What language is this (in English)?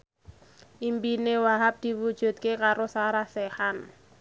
Javanese